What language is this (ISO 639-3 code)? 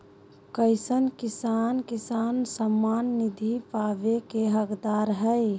mag